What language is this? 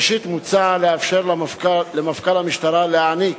Hebrew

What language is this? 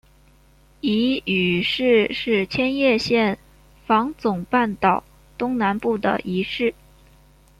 Chinese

